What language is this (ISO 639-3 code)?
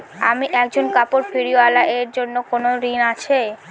ben